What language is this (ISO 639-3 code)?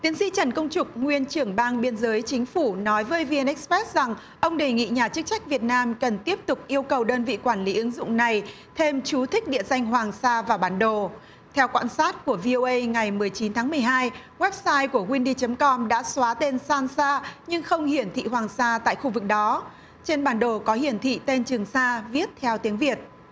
vie